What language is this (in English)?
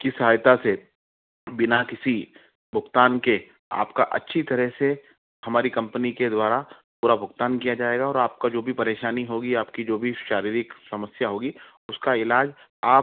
Hindi